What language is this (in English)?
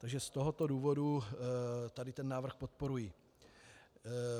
Czech